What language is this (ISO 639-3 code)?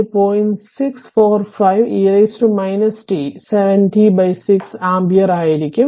mal